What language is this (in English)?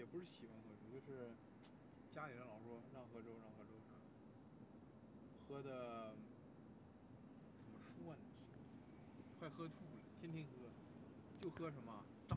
Chinese